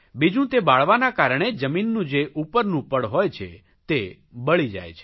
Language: Gujarati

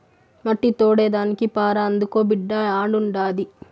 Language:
Telugu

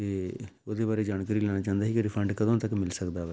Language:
Punjabi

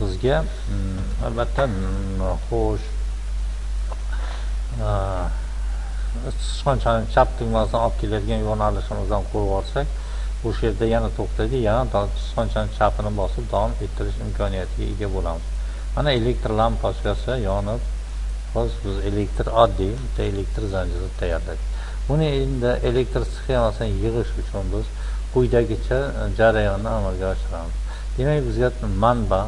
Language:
Uzbek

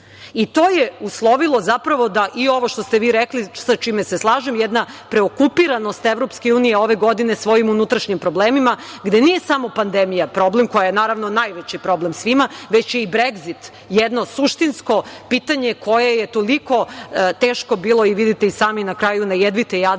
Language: Serbian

